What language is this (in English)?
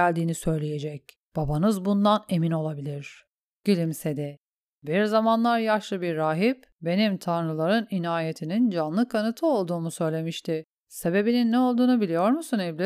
Turkish